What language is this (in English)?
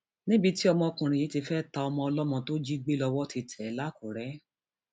Yoruba